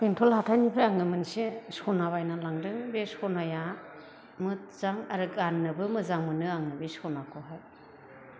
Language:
Bodo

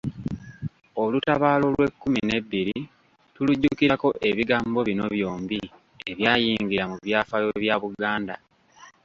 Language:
Ganda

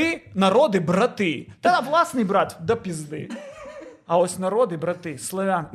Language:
Ukrainian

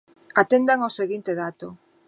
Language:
Galician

